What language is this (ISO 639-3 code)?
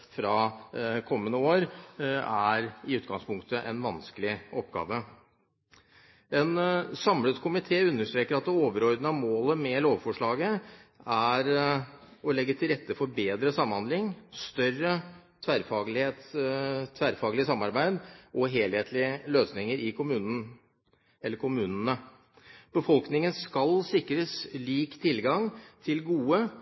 nob